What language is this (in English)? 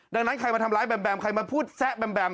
Thai